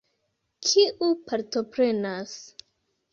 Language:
Esperanto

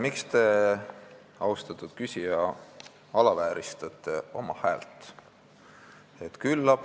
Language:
Estonian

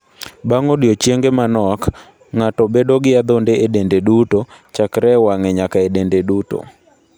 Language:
Luo (Kenya and Tanzania)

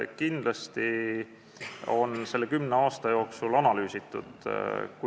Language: Estonian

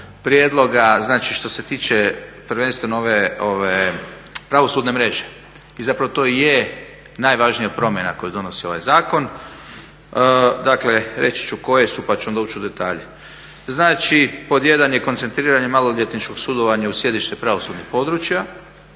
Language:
Croatian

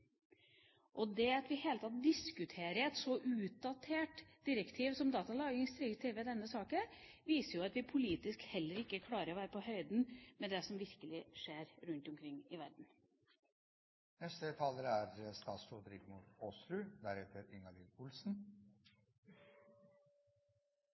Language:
Norwegian Bokmål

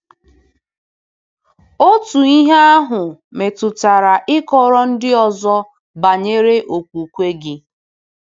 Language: Igbo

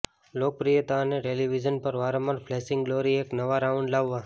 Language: Gujarati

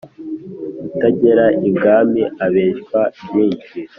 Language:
Kinyarwanda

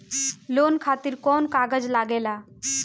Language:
Bhojpuri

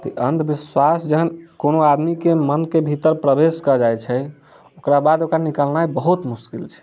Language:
Maithili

